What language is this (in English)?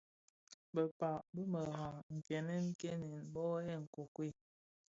Bafia